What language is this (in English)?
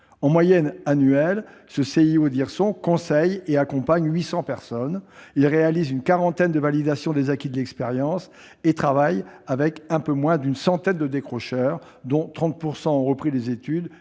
French